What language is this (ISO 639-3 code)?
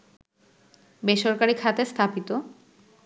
ben